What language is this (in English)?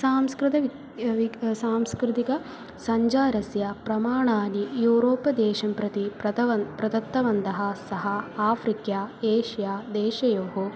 Sanskrit